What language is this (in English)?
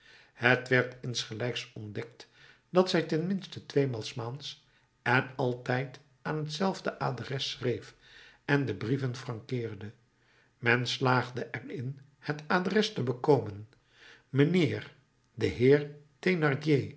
Dutch